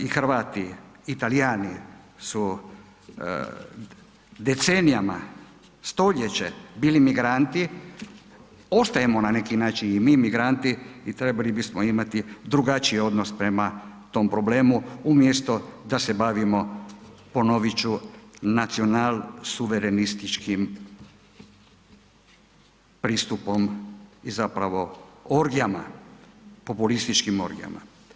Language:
Croatian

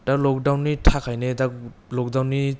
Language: Bodo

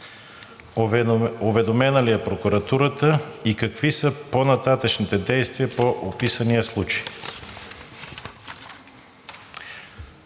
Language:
Bulgarian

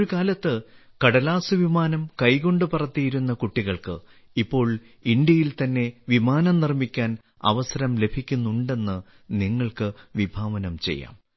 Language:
Malayalam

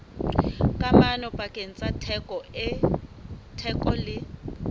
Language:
Southern Sotho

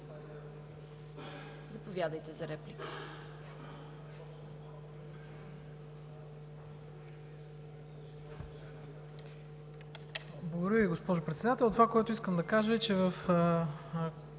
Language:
Bulgarian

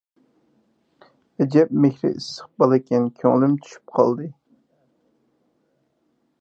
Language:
Uyghur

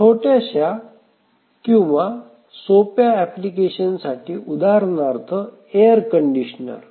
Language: Marathi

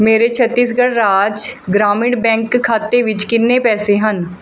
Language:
Punjabi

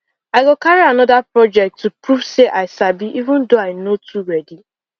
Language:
Nigerian Pidgin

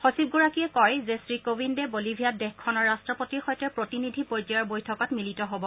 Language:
Assamese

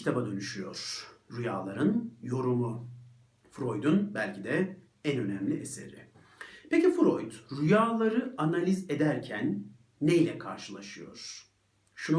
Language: Turkish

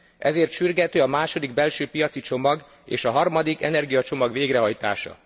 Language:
Hungarian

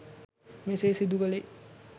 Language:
Sinhala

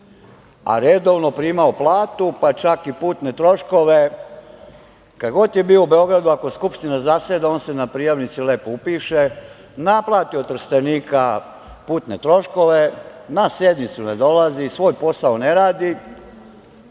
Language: Serbian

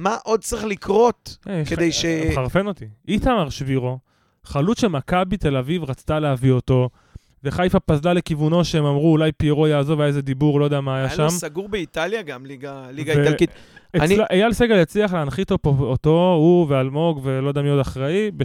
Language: Hebrew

